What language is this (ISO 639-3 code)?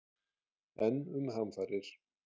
isl